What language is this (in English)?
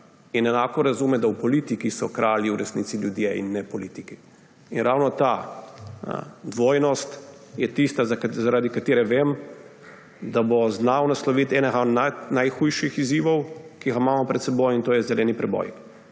Slovenian